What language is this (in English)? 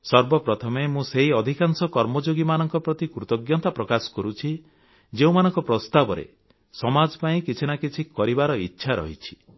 Odia